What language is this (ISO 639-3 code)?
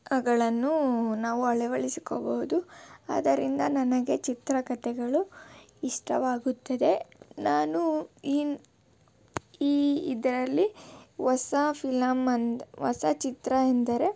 kan